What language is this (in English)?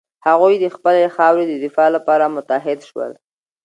Pashto